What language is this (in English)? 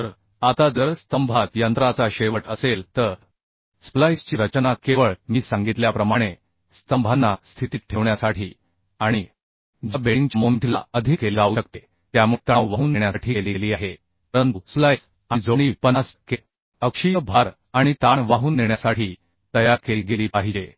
Marathi